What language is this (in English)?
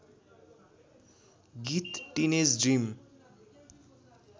Nepali